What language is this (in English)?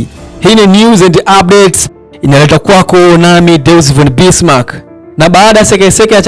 Swahili